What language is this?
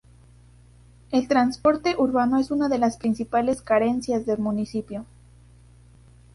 Spanish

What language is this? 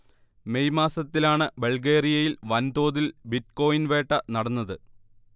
Malayalam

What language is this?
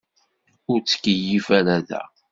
Kabyle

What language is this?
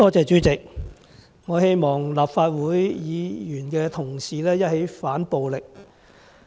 Cantonese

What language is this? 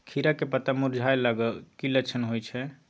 Maithili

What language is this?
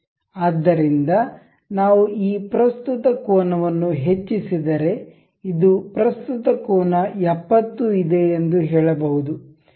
Kannada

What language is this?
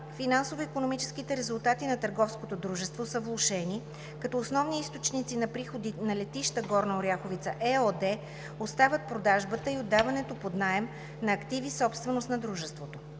Bulgarian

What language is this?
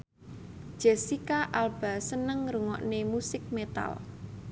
Javanese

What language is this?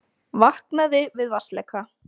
Icelandic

